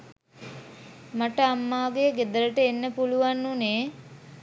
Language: Sinhala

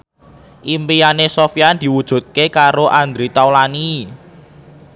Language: Javanese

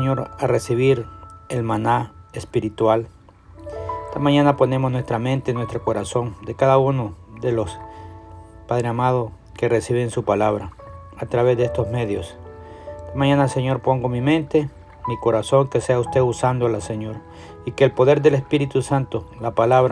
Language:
Spanish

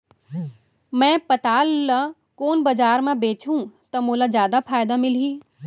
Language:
Chhattisgarhi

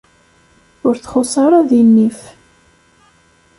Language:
Kabyle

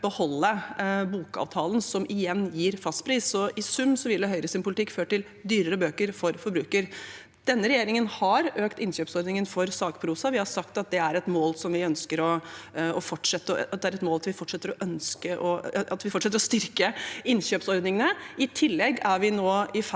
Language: Norwegian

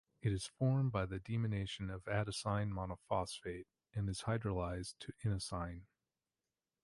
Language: English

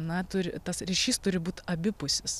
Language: Lithuanian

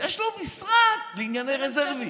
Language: Hebrew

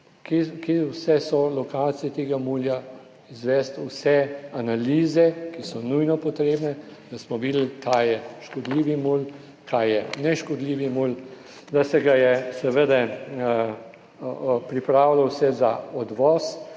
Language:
Slovenian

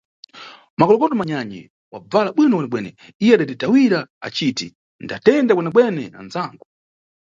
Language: Nyungwe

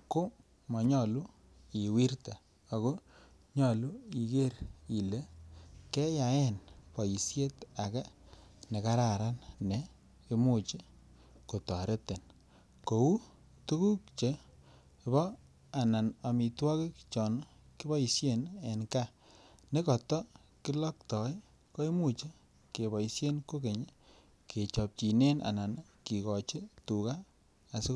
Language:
Kalenjin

